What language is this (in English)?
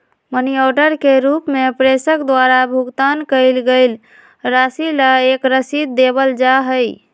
Magahi